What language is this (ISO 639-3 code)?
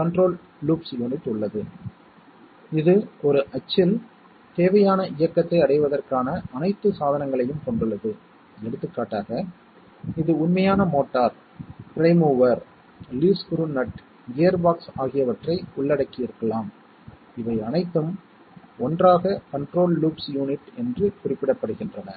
tam